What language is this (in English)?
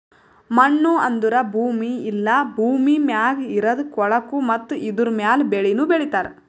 Kannada